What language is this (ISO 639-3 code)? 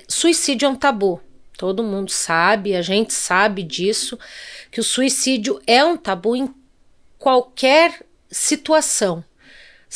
por